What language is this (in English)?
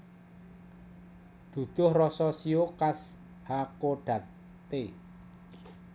Javanese